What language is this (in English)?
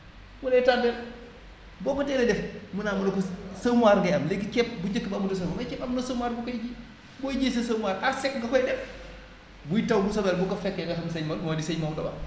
Wolof